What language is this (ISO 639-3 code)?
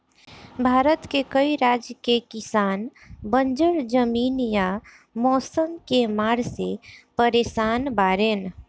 bho